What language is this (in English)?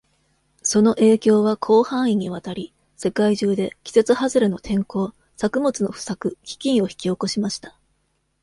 Japanese